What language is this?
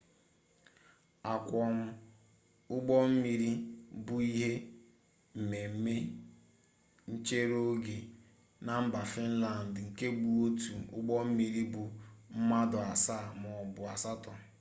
Igbo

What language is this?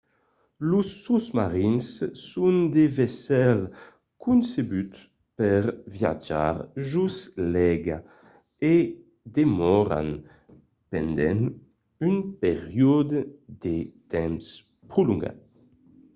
Occitan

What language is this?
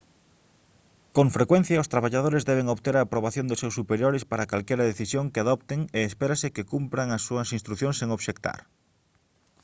Galician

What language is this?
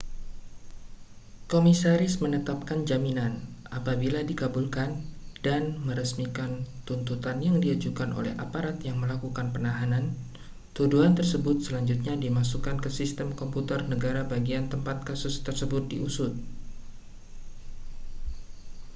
Indonesian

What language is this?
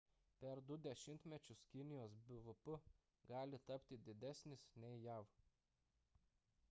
Lithuanian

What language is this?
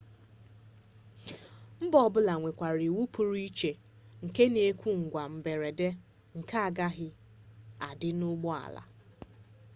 Igbo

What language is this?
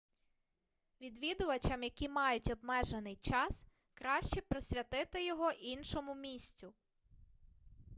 Ukrainian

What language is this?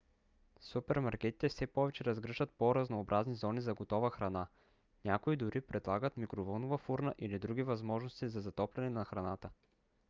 Bulgarian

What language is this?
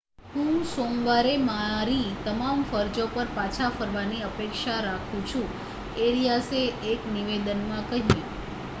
Gujarati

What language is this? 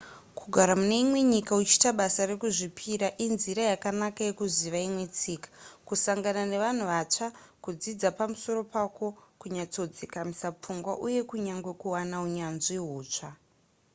Shona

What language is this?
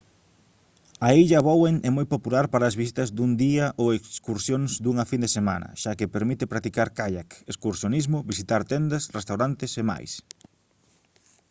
Galician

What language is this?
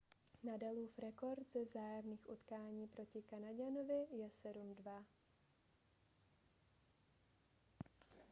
Czech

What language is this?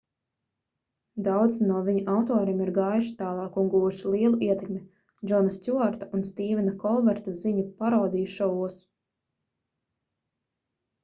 Latvian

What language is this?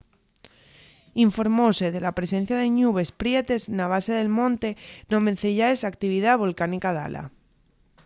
Asturian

